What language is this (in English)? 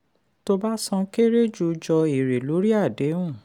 Yoruba